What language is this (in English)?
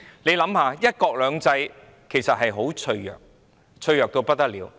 Cantonese